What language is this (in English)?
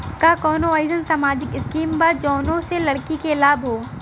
Bhojpuri